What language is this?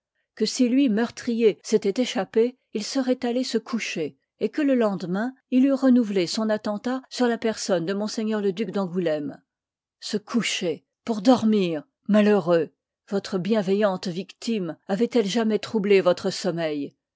French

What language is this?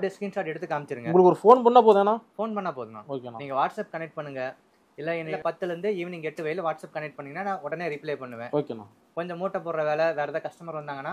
Korean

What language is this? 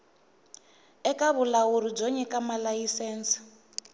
Tsonga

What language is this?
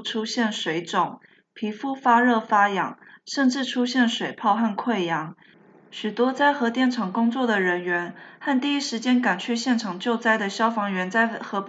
Chinese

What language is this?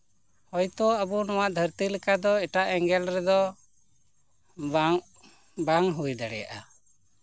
Santali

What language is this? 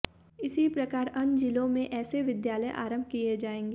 Hindi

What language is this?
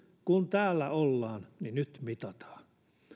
Finnish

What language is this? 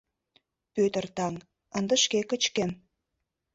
Mari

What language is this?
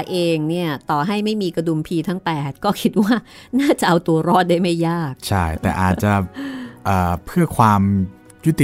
Thai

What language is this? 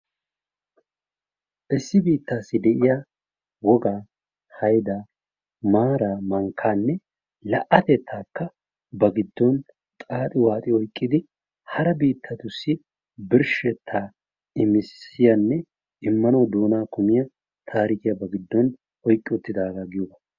Wolaytta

